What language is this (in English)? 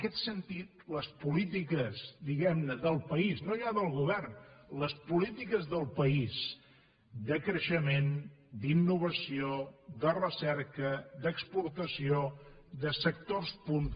Catalan